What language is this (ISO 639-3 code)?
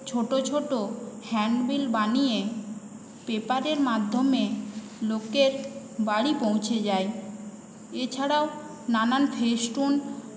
ben